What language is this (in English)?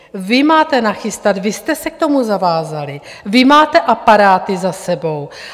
Czech